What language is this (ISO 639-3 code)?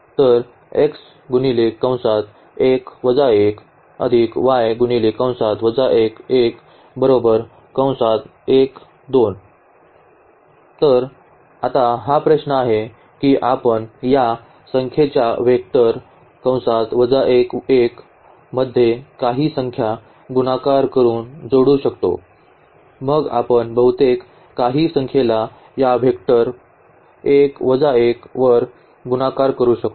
mar